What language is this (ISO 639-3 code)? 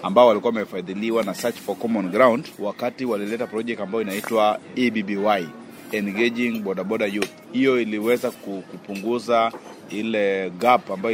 swa